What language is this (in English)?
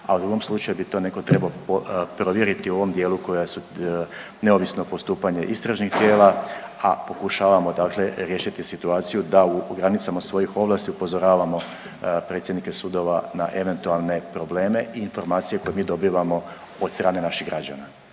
Croatian